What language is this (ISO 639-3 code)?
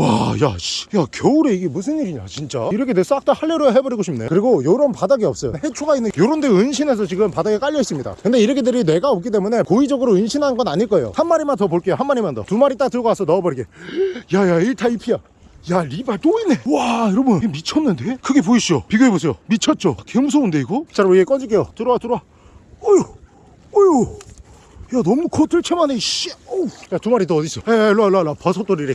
kor